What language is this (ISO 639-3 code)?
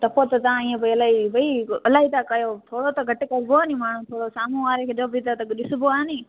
snd